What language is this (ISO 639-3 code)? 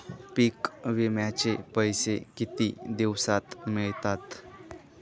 mar